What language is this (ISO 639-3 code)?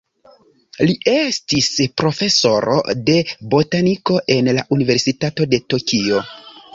epo